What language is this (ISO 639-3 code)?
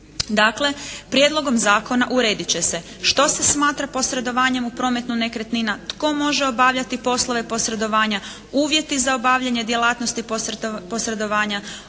hrv